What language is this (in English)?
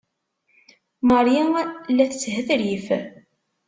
Kabyle